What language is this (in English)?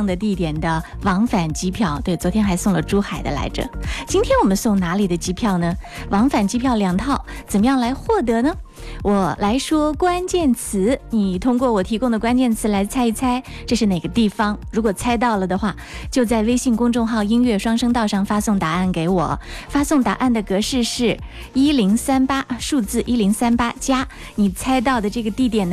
Chinese